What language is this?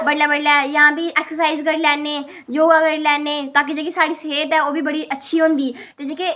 Dogri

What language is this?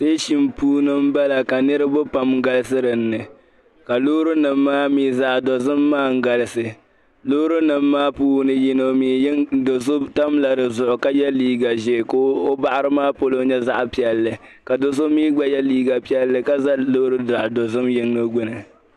Dagbani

